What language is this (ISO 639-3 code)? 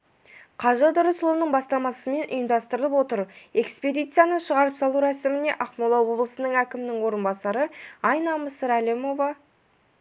kaz